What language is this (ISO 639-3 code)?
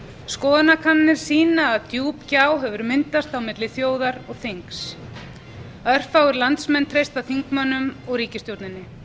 isl